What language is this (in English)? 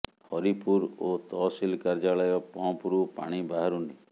Odia